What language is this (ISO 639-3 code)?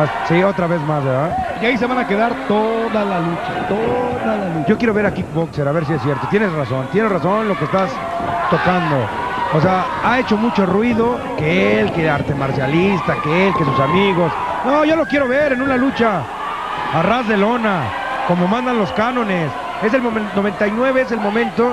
spa